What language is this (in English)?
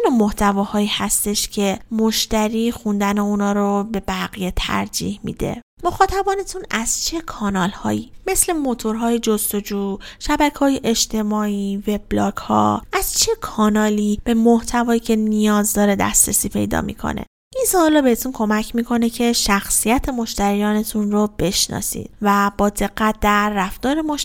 Persian